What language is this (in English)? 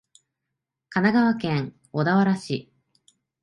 Japanese